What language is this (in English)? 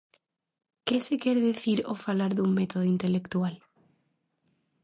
Galician